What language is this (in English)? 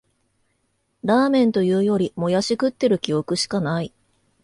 Japanese